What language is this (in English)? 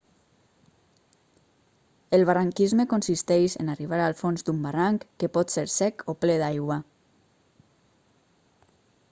Catalan